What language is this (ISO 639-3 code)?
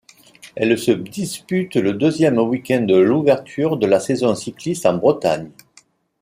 fra